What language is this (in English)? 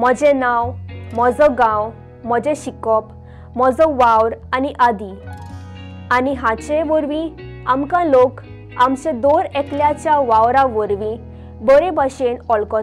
Romanian